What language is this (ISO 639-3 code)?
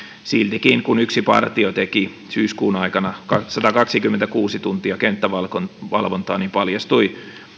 fin